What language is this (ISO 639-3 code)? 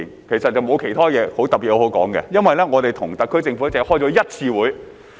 yue